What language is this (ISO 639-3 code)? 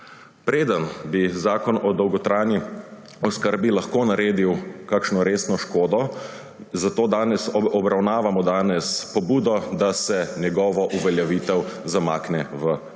slv